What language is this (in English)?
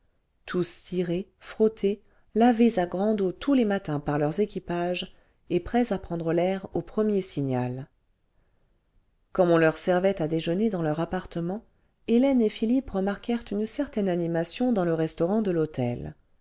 French